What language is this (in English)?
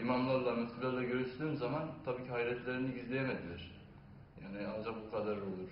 Turkish